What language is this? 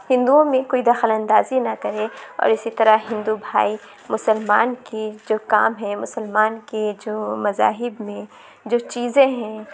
Urdu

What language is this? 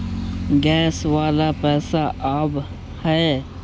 Magahi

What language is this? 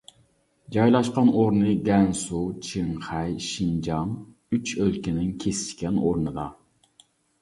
Uyghur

